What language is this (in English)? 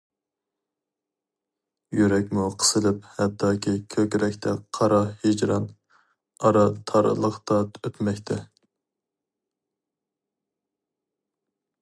Uyghur